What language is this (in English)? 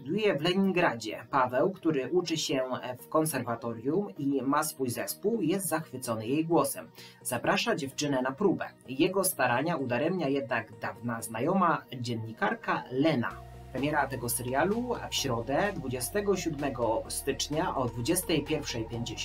Polish